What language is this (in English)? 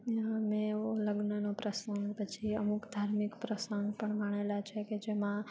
Gujarati